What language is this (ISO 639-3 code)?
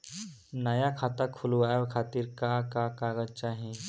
bho